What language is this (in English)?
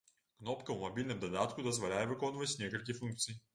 Belarusian